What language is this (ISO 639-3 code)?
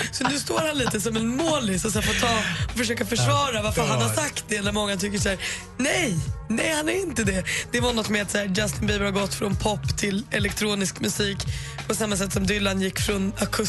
swe